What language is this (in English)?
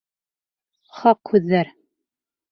Bashkir